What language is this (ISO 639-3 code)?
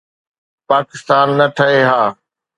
snd